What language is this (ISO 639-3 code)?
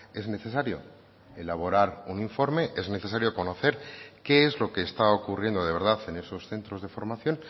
spa